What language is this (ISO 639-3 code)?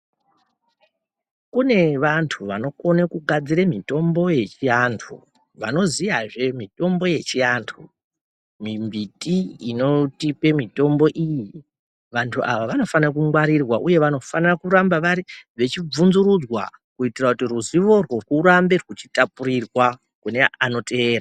ndc